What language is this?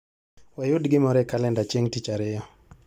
Luo (Kenya and Tanzania)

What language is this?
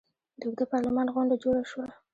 Pashto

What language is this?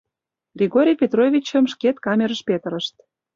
Mari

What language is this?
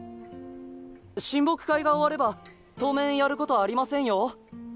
Japanese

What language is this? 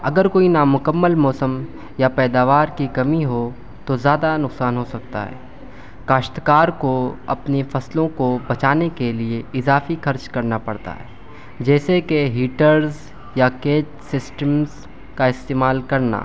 Urdu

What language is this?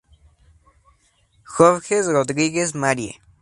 Spanish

